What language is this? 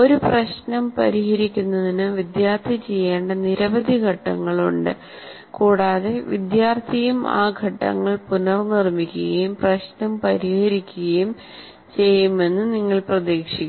Malayalam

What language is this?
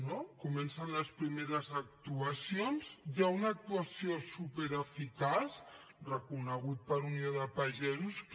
Catalan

